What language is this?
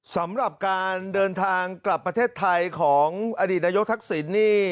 Thai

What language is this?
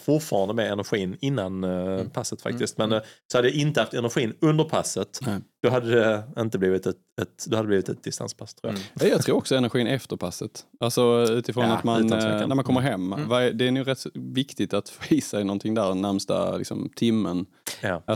Swedish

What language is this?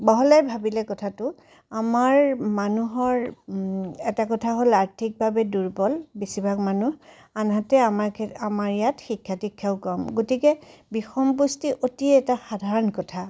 Assamese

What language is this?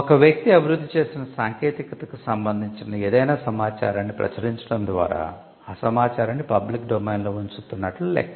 Telugu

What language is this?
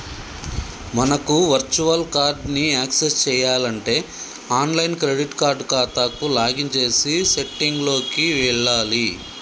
Telugu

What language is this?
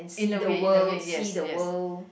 English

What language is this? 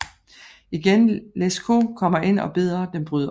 Danish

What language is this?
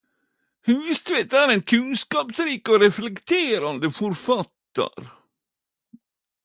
Norwegian Nynorsk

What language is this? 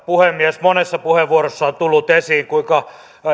Finnish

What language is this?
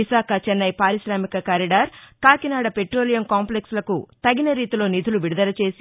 Telugu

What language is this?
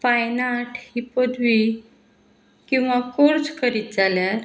Konkani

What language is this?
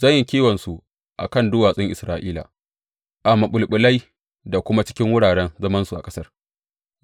Hausa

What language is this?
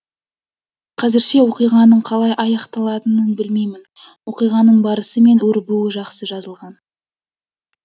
Kazakh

